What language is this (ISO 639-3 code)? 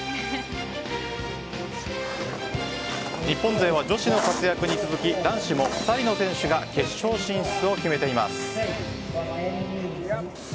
jpn